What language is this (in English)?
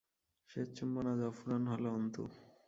Bangla